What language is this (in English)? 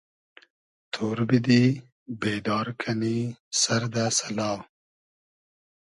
Hazaragi